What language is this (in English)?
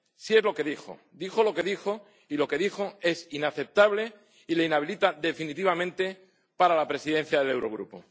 Spanish